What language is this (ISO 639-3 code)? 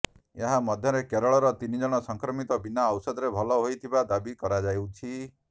ori